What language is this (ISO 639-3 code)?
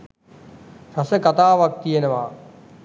sin